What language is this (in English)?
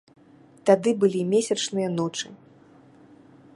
Belarusian